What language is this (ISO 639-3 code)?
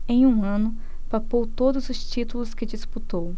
por